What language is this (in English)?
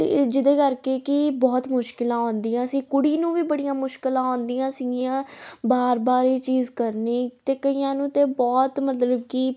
Punjabi